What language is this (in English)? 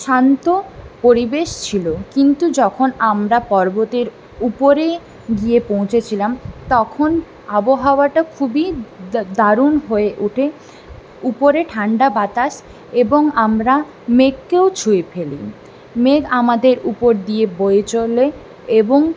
Bangla